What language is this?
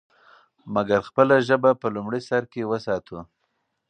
Pashto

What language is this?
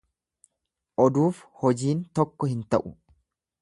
Oromo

